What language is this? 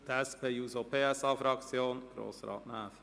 Swiss German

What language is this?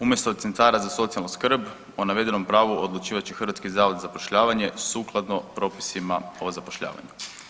Croatian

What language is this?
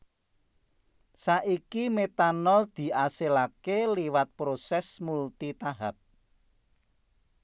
Javanese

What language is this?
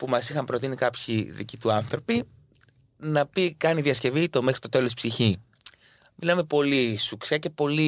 Greek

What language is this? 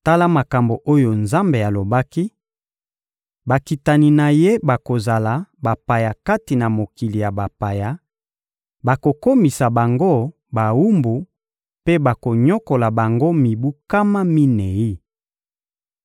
Lingala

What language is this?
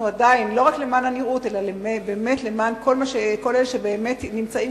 Hebrew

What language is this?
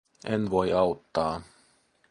Finnish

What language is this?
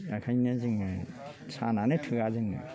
Bodo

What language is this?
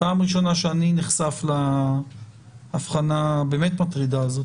Hebrew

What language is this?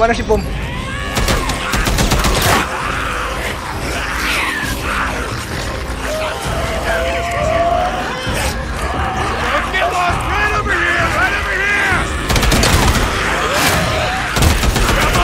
Indonesian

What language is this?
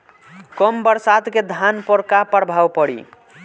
Bhojpuri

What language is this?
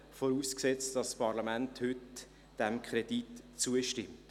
Swiss German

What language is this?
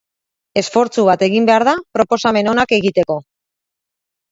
Basque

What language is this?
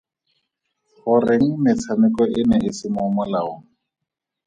Tswana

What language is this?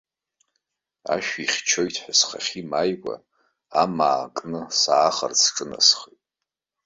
Abkhazian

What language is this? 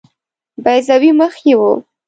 Pashto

